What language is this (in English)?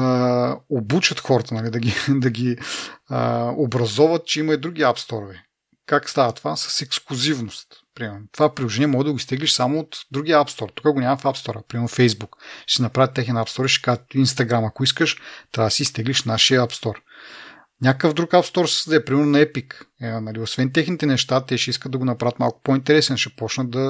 Bulgarian